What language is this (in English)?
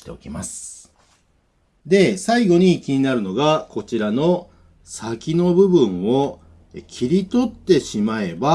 Japanese